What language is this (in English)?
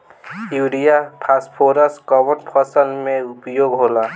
Bhojpuri